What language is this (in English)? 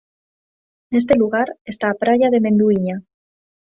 Galician